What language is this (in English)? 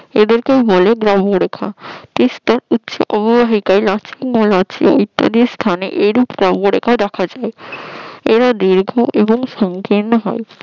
Bangla